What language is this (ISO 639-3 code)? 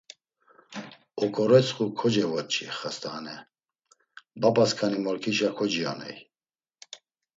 lzz